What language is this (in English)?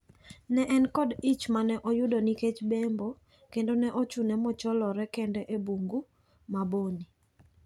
Luo (Kenya and Tanzania)